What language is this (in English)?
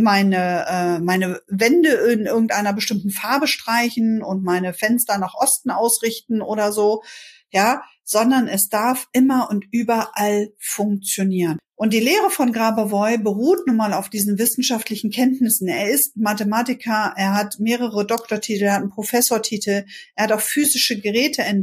German